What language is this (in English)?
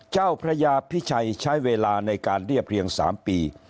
Thai